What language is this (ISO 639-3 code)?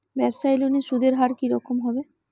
ben